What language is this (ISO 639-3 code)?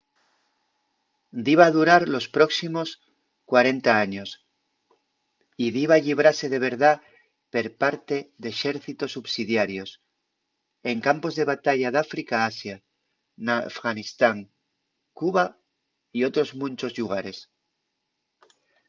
ast